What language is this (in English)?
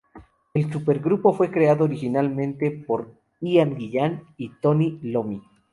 Spanish